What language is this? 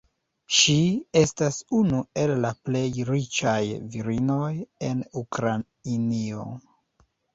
Esperanto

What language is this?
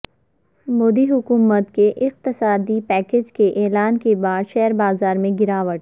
Urdu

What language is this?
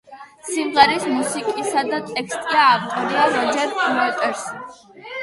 Georgian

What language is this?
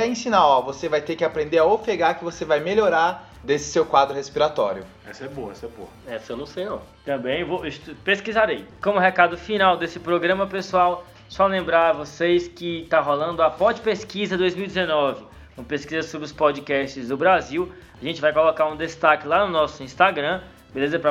Portuguese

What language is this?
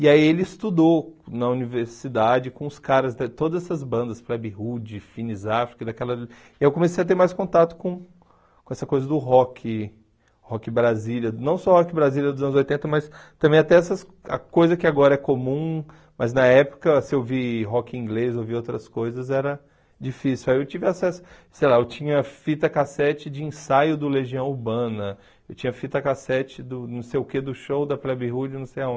Portuguese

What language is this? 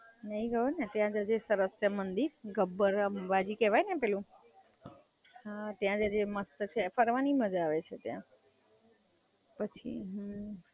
Gujarati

